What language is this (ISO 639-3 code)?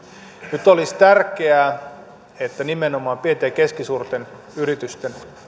fin